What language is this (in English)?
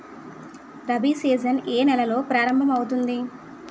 Telugu